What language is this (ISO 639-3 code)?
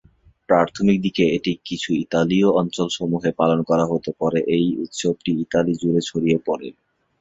ben